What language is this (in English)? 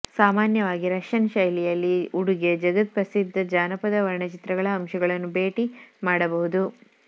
Kannada